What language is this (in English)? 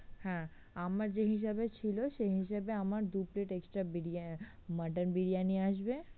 Bangla